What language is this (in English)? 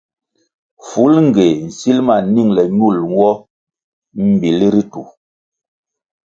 Kwasio